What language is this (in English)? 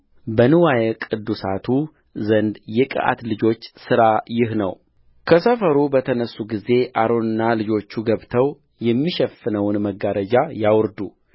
Amharic